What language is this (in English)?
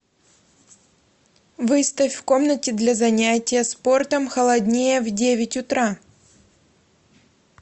Russian